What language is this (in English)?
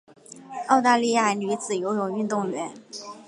Chinese